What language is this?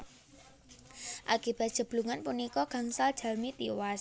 Javanese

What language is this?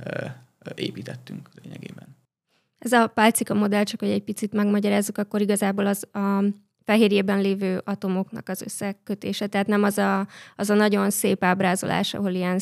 Hungarian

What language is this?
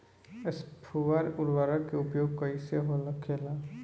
Bhojpuri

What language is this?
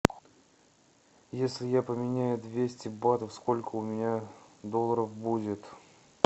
Russian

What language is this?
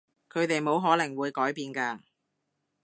Cantonese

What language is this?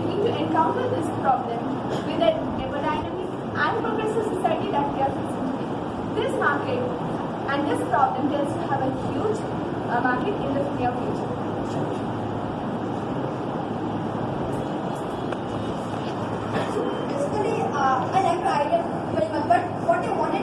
English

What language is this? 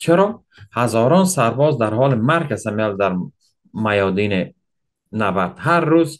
Persian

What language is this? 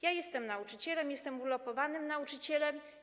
Polish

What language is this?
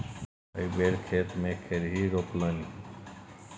Maithili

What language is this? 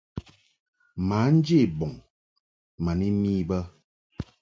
Mungaka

